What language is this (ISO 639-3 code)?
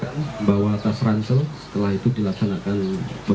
ind